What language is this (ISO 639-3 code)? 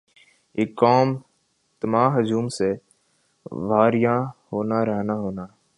urd